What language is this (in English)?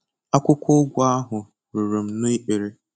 Igbo